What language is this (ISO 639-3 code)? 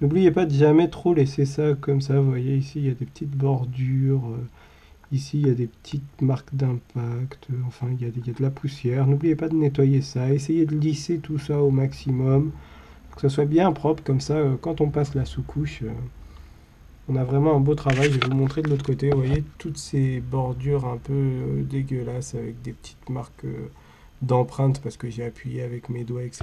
fra